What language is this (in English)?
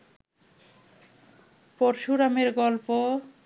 Bangla